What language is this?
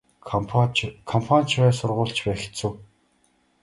Mongolian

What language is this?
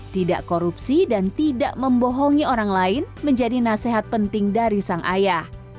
Indonesian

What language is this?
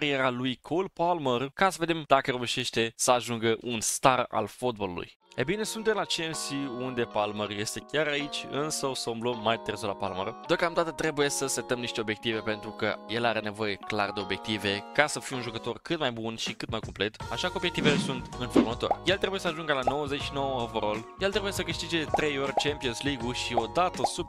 Romanian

